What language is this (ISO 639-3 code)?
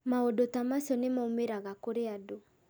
kik